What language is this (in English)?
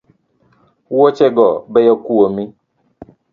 Luo (Kenya and Tanzania)